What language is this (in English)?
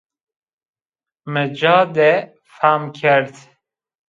Zaza